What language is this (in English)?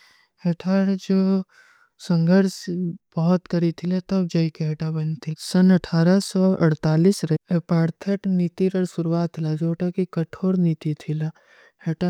Kui (India)